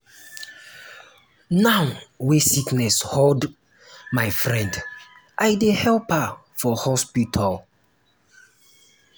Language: Nigerian Pidgin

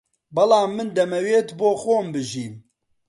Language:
Central Kurdish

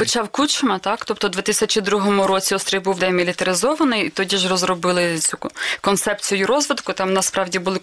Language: Ukrainian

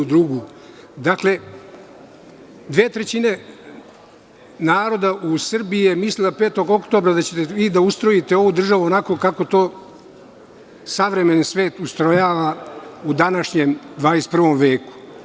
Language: Serbian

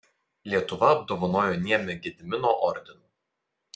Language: Lithuanian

